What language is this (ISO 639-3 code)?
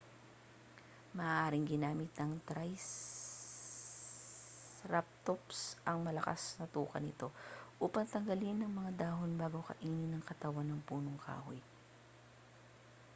fil